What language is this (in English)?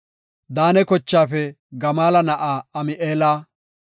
Gofa